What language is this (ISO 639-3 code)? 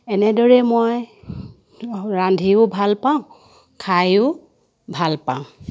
asm